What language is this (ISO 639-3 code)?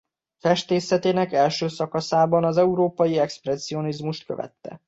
hun